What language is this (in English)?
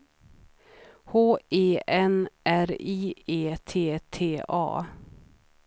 Swedish